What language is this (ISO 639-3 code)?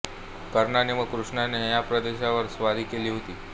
mar